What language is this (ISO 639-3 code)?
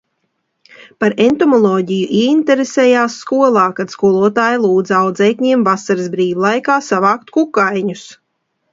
lav